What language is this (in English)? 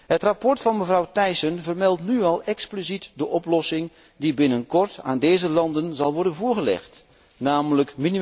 Dutch